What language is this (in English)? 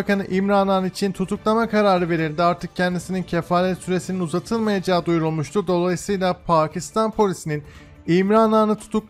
Turkish